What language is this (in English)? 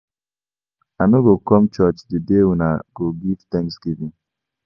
Nigerian Pidgin